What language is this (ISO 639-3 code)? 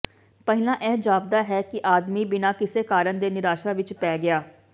pan